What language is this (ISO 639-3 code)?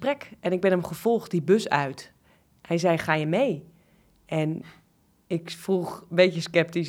nld